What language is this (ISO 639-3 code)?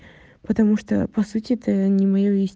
rus